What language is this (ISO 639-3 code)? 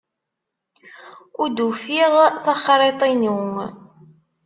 kab